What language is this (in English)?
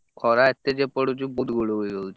Odia